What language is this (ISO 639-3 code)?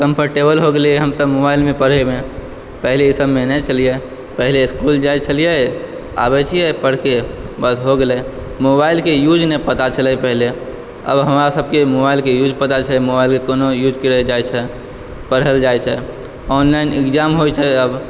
mai